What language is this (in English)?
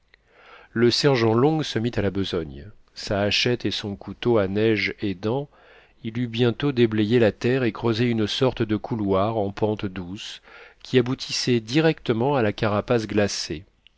French